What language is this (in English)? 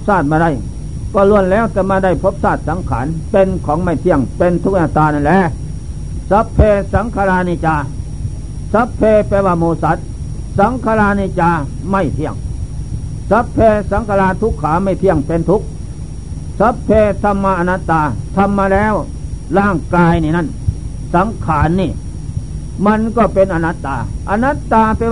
Thai